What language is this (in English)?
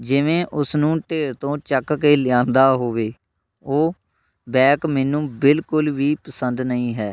Punjabi